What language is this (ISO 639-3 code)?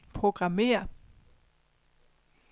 dan